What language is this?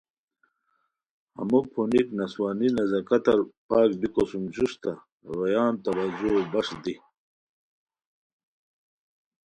Khowar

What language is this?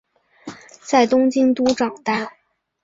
Chinese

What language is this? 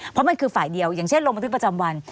Thai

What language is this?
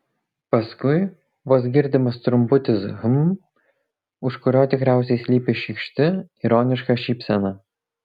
Lithuanian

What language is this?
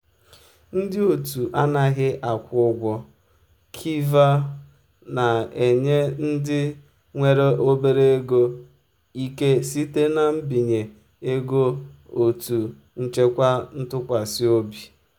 Igbo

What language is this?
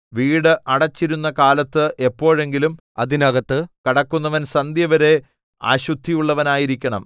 Malayalam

